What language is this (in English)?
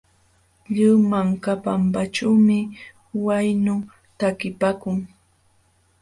Jauja Wanca Quechua